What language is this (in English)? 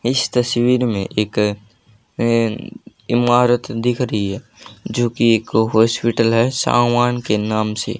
Hindi